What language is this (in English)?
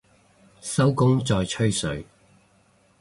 Cantonese